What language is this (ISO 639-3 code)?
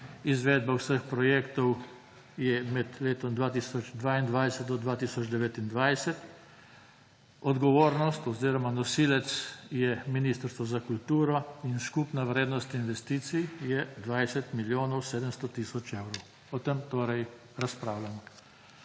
slv